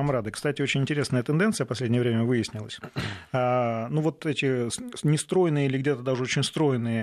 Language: Russian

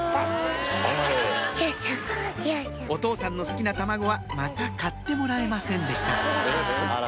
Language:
Japanese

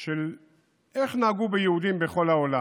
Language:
Hebrew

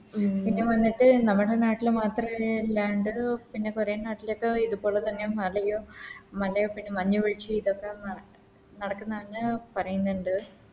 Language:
Malayalam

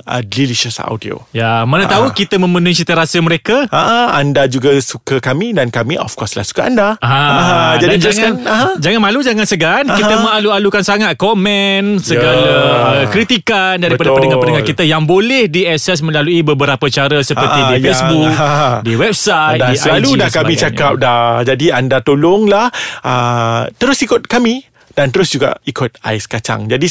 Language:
Malay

